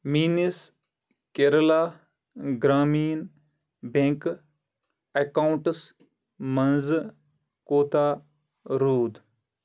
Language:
Kashmiri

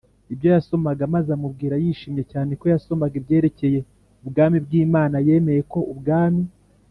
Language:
Kinyarwanda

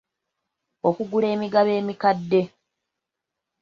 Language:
Ganda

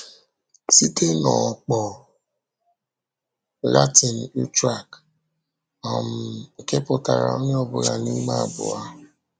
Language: Igbo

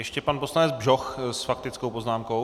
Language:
Czech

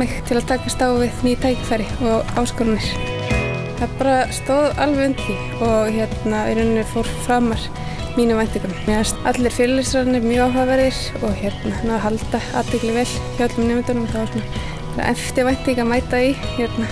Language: Icelandic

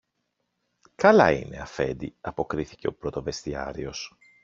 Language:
Greek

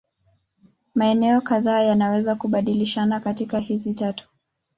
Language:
Swahili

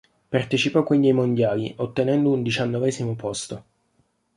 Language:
Italian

